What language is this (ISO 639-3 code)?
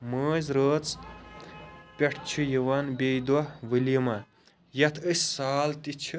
kas